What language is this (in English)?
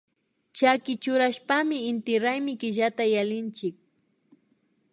Imbabura Highland Quichua